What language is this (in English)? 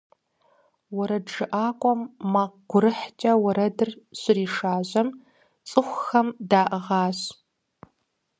Kabardian